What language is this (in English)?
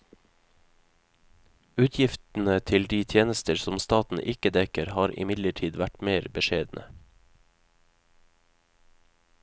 Norwegian